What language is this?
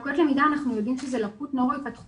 Hebrew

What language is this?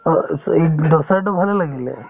Assamese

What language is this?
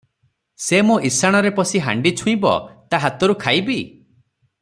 Odia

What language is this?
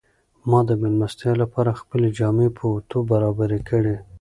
Pashto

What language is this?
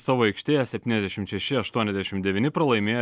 Lithuanian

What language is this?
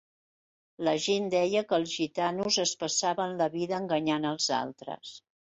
Catalan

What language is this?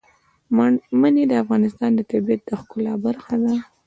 Pashto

